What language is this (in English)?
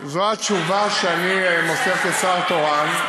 Hebrew